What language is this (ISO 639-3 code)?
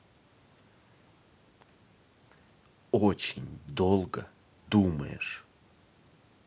rus